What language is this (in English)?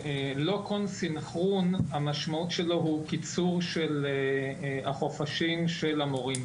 Hebrew